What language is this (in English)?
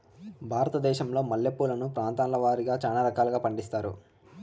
Telugu